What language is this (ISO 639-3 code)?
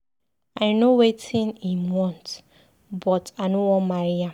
pcm